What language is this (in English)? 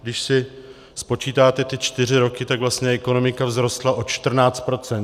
Czech